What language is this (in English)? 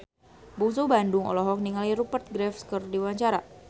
Sundanese